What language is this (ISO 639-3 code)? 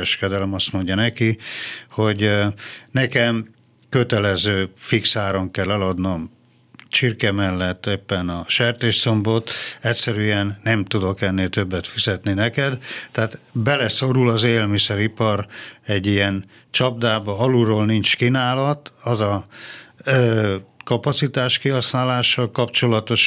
hun